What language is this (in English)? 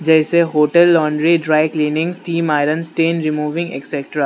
Hindi